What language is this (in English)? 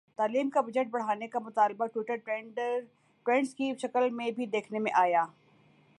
Urdu